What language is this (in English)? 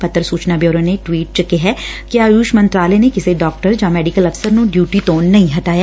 Punjabi